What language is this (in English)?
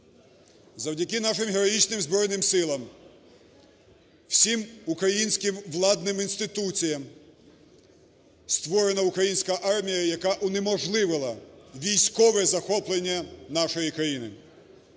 Ukrainian